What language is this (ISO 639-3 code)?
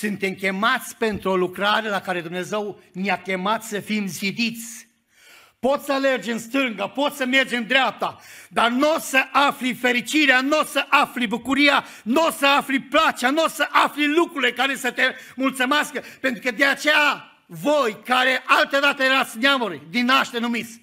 ron